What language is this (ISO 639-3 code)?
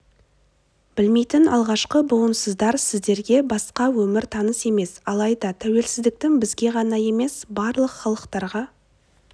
kaz